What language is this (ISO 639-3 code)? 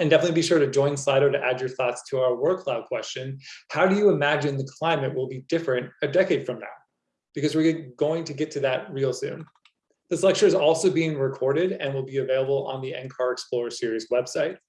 eng